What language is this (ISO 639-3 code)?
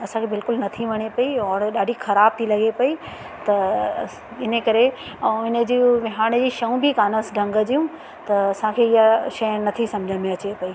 snd